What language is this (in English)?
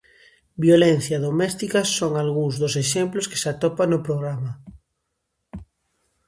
Galician